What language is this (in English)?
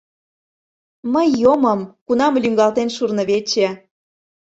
Mari